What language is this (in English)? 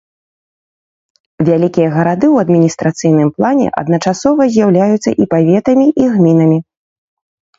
Belarusian